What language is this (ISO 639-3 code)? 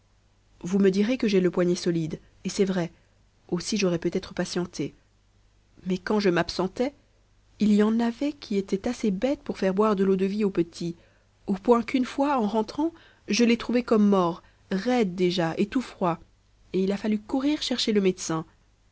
fra